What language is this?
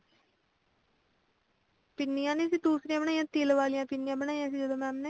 Punjabi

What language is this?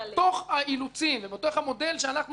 Hebrew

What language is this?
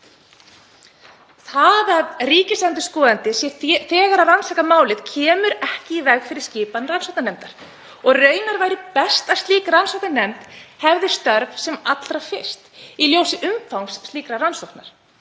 Icelandic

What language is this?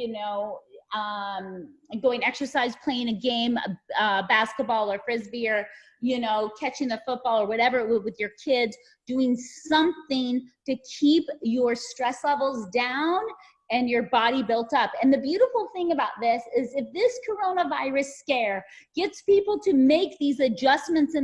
English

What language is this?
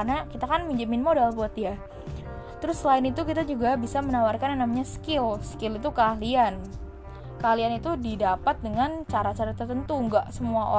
Indonesian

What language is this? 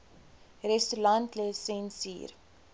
Afrikaans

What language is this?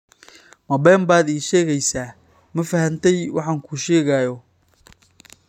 Somali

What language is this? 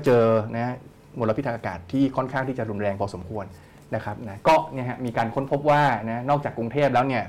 Thai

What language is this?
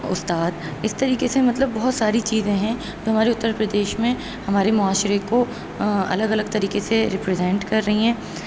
Urdu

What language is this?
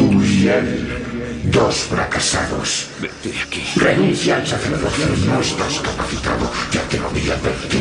Spanish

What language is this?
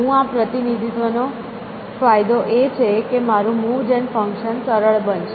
Gujarati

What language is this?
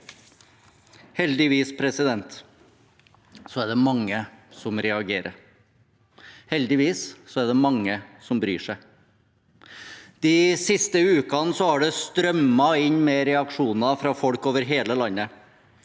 Norwegian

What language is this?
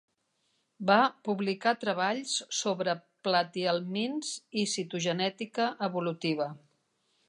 Catalan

